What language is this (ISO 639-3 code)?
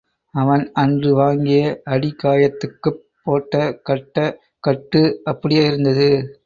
tam